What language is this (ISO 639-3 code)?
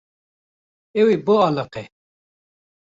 kur